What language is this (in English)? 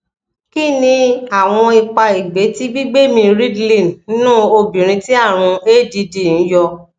Yoruba